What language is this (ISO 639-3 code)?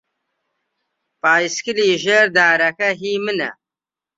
ckb